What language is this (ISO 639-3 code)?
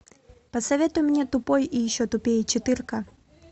rus